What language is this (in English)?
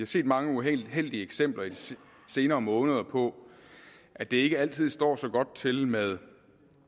Danish